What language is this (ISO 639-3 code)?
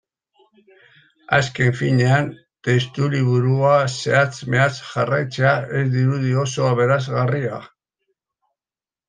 eus